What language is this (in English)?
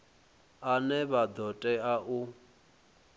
Venda